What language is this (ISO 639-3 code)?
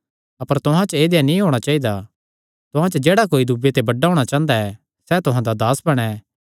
xnr